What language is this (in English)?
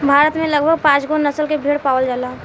Bhojpuri